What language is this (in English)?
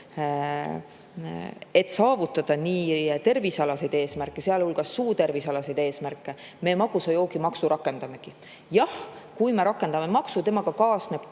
Estonian